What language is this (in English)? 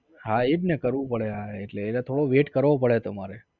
Gujarati